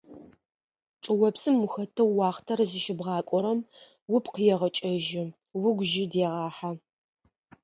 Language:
Adyghe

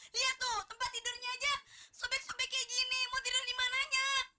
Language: Indonesian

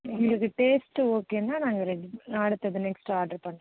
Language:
Tamil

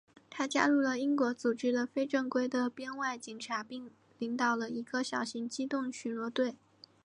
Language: Chinese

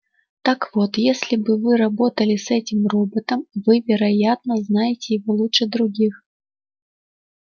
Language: Russian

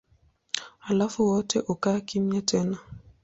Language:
Swahili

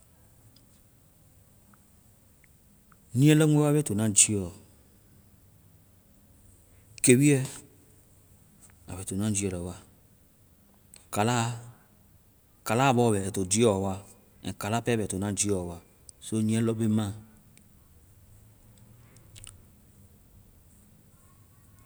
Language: Vai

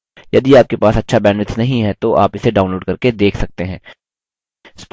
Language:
Hindi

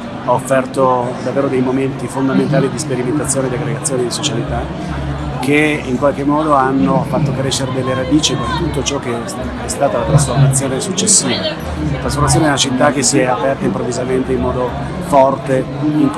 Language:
Italian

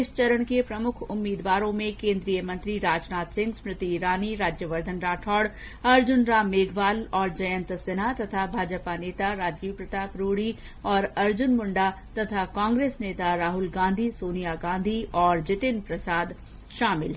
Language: Hindi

